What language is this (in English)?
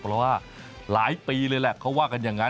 Thai